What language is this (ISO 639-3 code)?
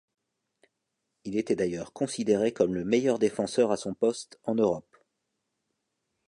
fra